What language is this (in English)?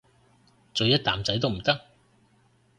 Cantonese